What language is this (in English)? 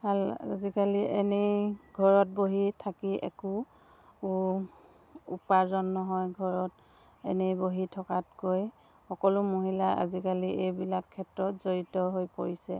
Assamese